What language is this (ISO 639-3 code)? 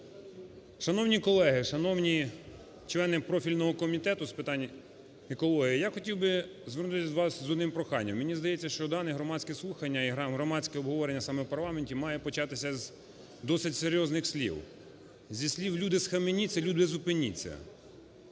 ukr